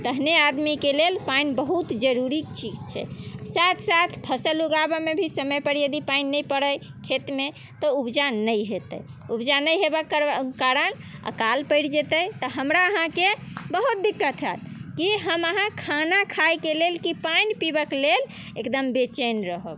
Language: Maithili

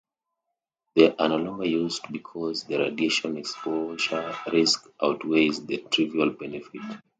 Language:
English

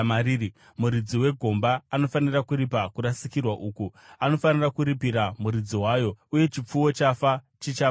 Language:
Shona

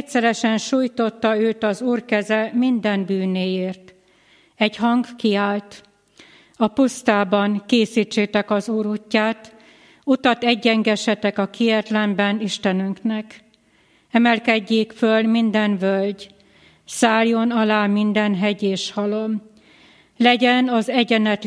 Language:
Hungarian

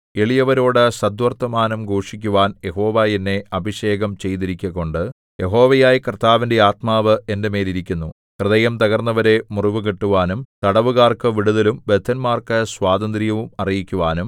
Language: Malayalam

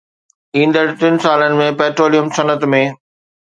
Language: Sindhi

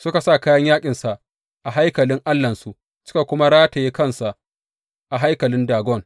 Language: Hausa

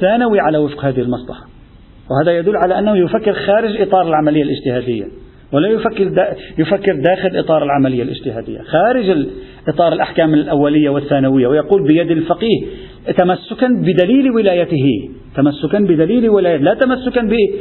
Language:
Arabic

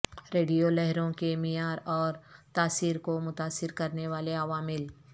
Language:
Urdu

